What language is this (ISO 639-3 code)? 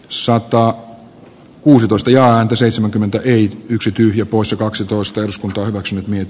fin